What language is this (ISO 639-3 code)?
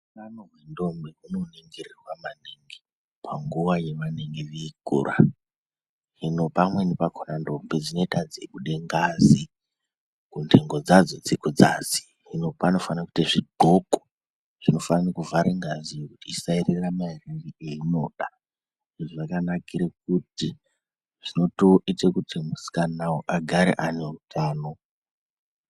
ndc